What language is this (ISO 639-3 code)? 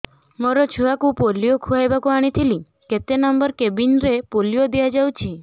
ori